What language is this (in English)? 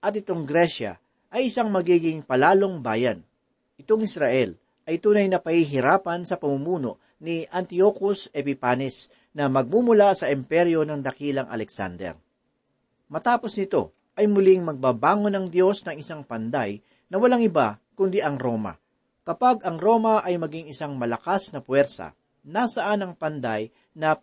Filipino